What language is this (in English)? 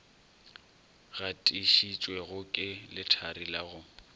Northern Sotho